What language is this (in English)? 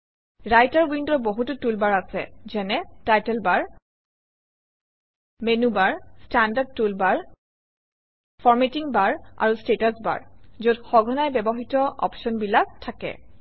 Assamese